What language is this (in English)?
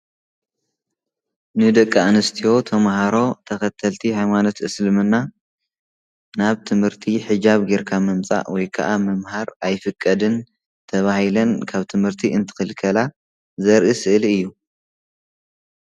Tigrinya